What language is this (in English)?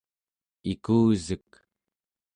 Central Yupik